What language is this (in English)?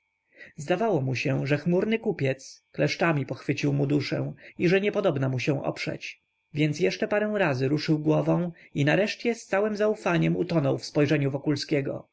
Polish